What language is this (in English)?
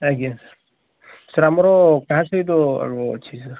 Odia